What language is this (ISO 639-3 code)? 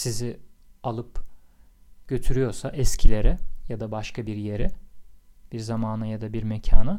tur